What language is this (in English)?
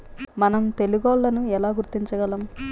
Telugu